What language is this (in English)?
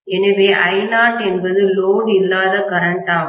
Tamil